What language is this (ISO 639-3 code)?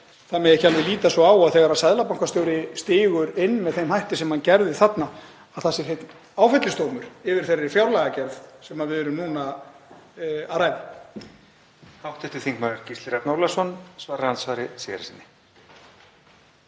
isl